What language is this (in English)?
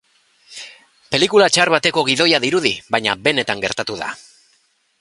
Basque